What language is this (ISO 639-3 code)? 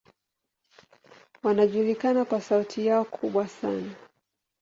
swa